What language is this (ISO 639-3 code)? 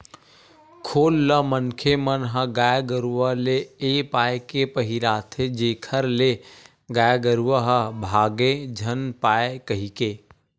hne